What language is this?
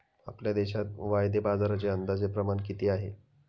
Marathi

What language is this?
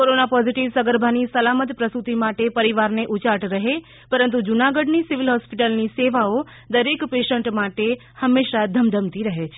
Gujarati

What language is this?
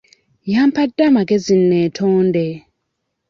Ganda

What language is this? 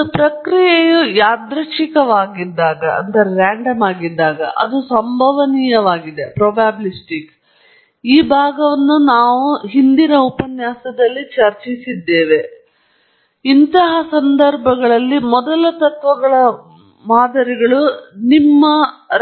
Kannada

